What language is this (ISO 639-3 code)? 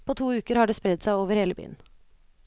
nor